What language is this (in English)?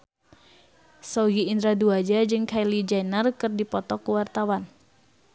Sundanese